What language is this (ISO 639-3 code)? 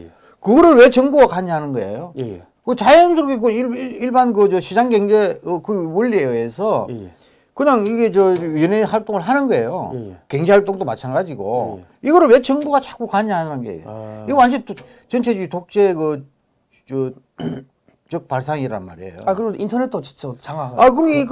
kor